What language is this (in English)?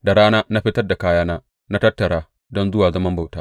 Hausa